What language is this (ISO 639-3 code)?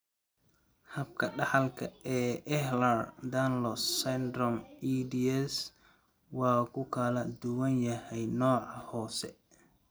som